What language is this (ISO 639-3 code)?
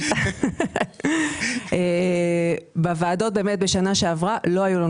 heb